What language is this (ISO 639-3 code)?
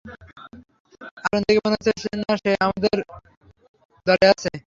ben